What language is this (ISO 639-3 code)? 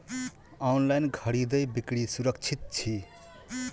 mai